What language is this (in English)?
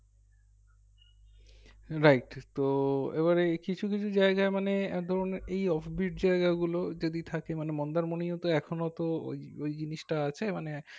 Bangla